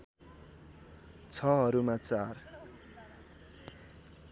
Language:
Nepali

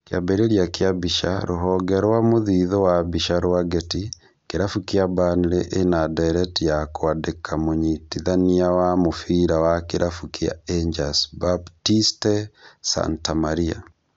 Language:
Kikuyu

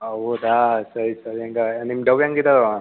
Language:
Kannada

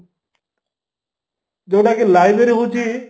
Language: Odia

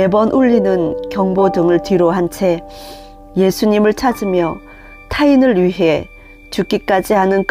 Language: Korean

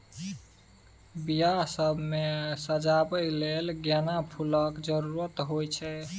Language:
Maithili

